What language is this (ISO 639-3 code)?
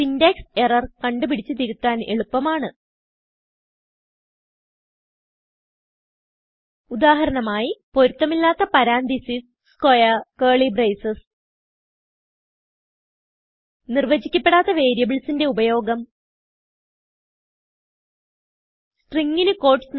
mal